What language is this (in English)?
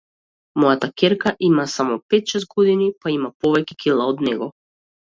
Macedonian